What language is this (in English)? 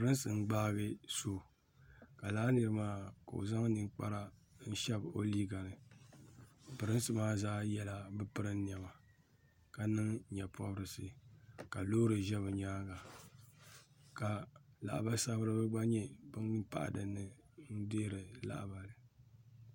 Dagbani